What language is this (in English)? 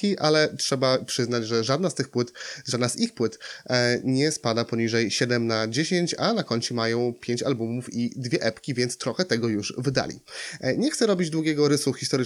Polish